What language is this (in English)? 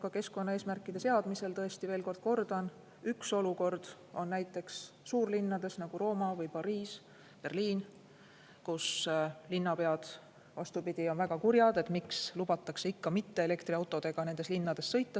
Estonian